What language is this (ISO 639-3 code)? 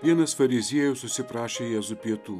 lit